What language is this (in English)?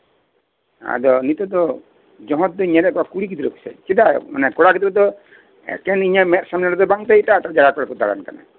Santali